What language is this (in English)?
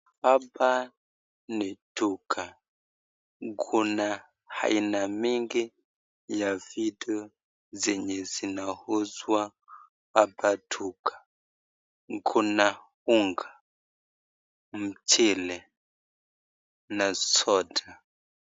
Swahili